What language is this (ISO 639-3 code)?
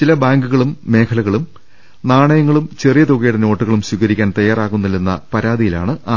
mal